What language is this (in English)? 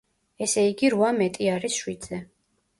Georgian